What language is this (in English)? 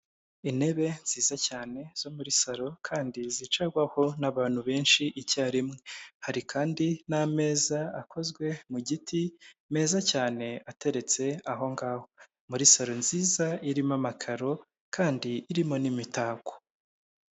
Kinyarwanda